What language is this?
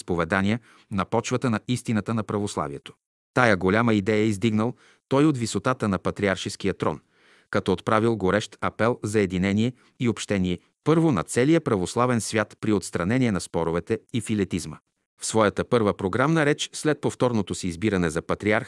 Bulgarian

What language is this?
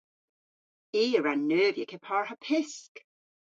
Cornish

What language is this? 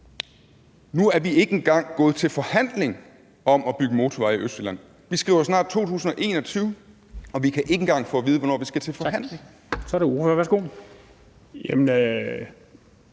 Danish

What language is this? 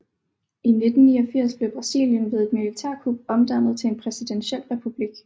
Danish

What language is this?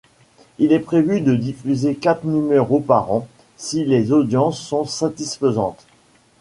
French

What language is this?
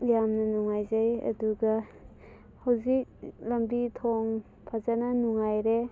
Manipuri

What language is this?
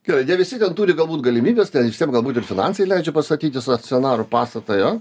Lithuanian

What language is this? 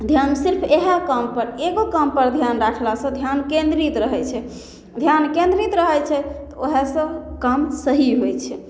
Maithili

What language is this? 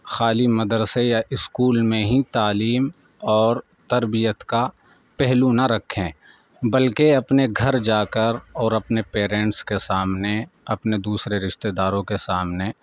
Urdu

